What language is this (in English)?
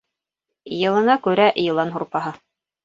Bashkir